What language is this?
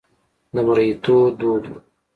Pashto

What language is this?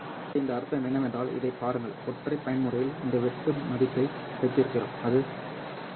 Tamil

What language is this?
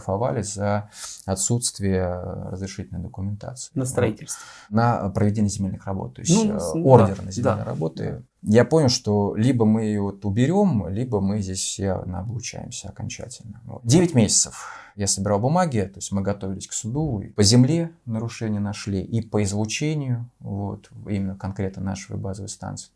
Russian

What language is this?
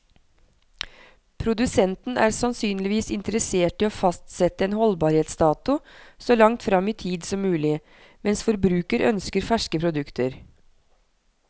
Norwegian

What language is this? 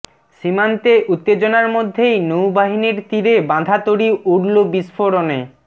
Bangla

